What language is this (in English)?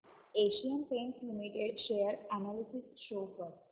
Marathi